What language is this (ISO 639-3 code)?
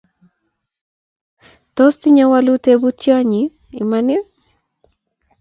kln